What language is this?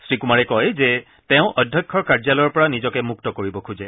Assamese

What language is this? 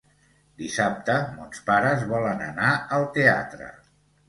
Catalan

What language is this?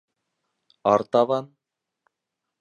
Bashkir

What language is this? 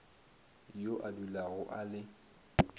Northern Sotho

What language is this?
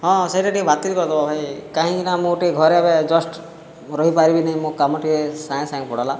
Odia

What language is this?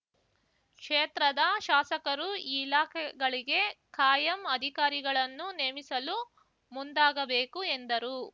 Kannada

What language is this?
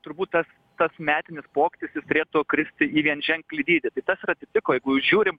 Lithuanian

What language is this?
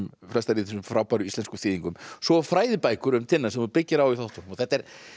Icelandic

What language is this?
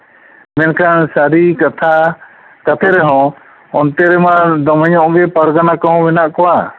Santali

